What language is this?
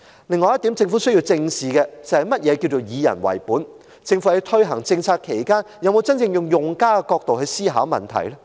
Cantonese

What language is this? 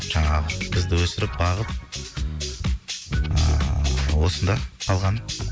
Kazakh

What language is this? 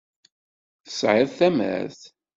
Kabyle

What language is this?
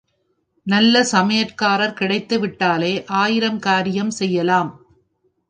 Tamil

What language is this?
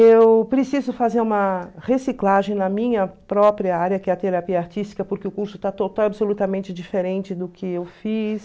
Portuguese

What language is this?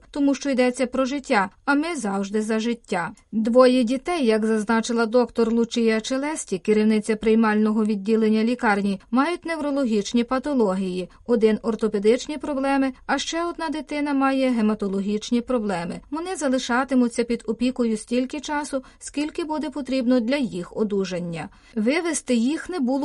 Ukrainian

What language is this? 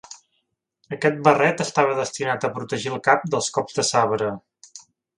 Catalan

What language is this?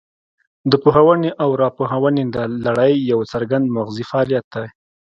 Pashto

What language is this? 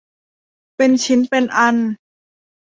Thai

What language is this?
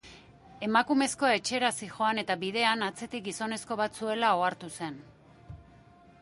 Basque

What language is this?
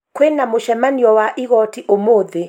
Kikuyu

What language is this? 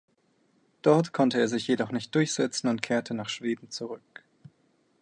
German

